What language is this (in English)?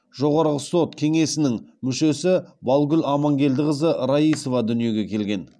Kazakh